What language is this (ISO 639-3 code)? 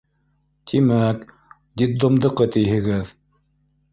bak